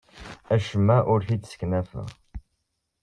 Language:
Kabyle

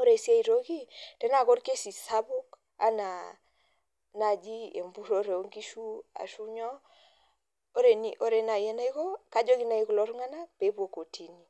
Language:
Masai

